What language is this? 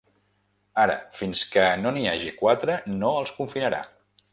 Catalan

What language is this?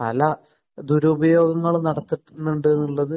Malayalam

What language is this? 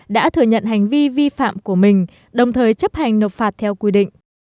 Vietnamese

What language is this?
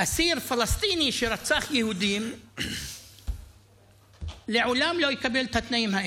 Hebrew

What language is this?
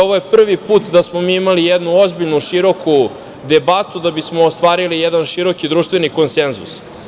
Serbian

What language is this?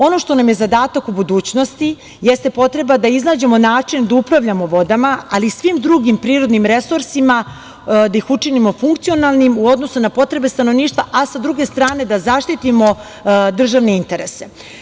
Serbian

